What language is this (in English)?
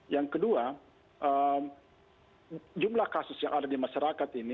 Indonesian